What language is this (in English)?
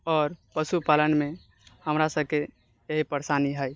Maithili